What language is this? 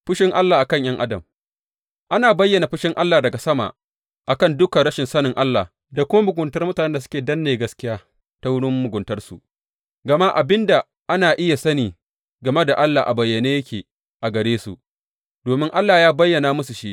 Hausa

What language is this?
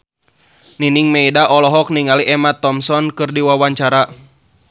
Sundanese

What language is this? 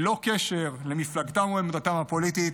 Hebrew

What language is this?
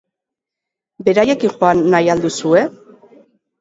Basque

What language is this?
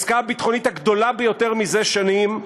Hebrew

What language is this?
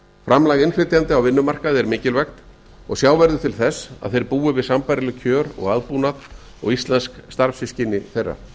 Icelandic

